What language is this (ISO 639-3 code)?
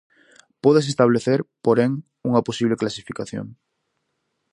glg